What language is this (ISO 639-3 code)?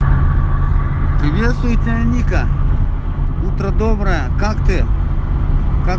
rus